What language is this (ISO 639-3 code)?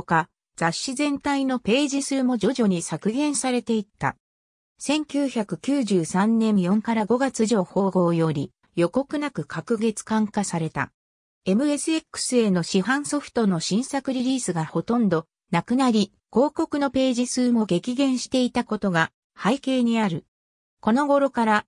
jpn